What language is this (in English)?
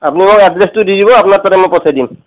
Assamese